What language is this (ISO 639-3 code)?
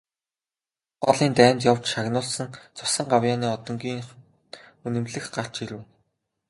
mon